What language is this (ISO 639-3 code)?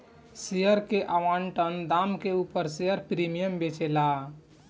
bho